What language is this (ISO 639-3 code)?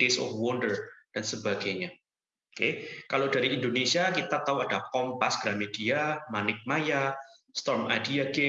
ind